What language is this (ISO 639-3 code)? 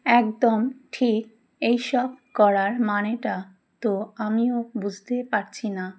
ben